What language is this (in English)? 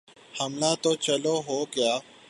Urdu